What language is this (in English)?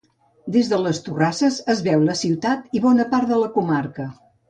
Catalan